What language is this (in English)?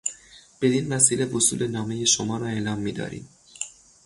Persian